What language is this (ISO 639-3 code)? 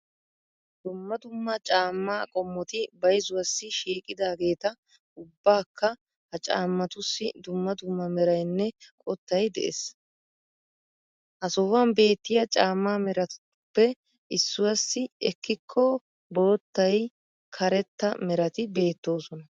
wal